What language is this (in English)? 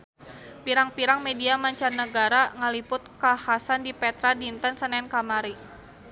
Sundanese